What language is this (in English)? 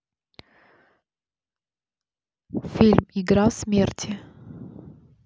Russian